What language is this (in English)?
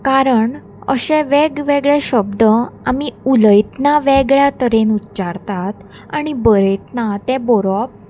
Konkani